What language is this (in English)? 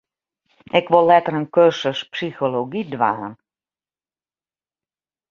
Western Frisian